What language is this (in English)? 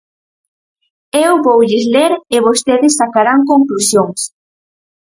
Galician